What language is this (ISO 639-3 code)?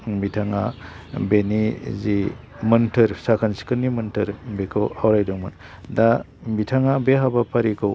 brx